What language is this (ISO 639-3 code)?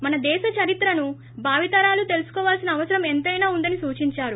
tel